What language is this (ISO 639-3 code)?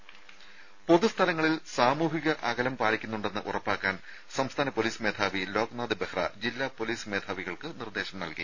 mal